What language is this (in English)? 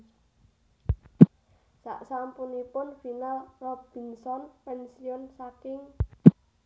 Javanese